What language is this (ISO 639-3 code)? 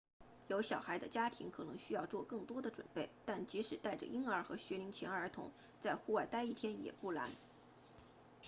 zho